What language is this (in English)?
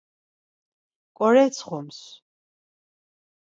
Laz